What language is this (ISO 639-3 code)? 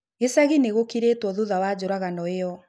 kik